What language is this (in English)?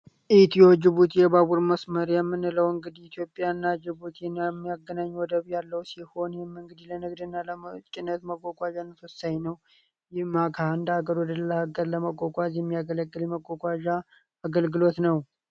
Amharic